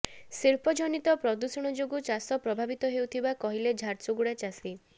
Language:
Odia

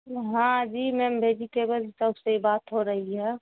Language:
Urdu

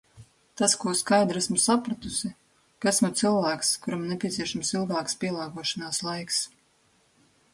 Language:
Latvian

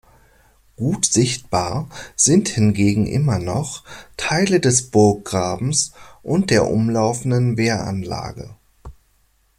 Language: German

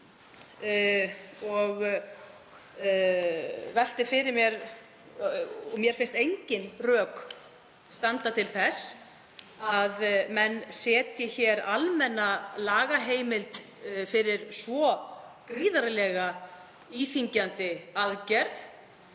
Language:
Icelandic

